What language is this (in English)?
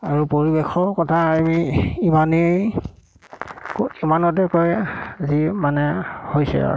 Assamese